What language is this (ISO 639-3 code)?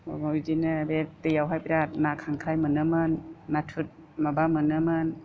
brx